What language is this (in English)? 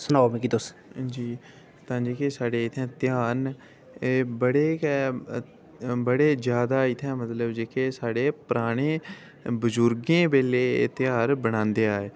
Dogri